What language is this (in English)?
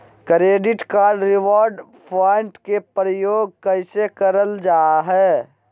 Magahi